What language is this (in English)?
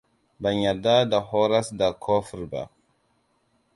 Hausa